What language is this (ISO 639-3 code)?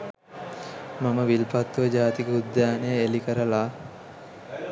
sin